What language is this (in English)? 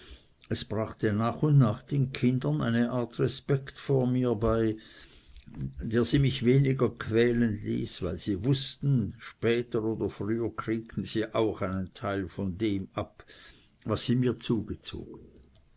German